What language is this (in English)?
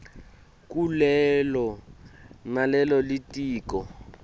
Swati